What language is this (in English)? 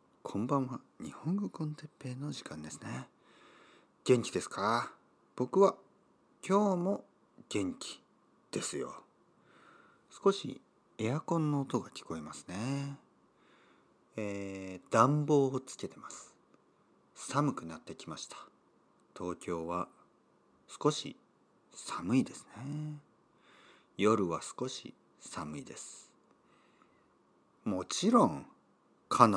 Japanese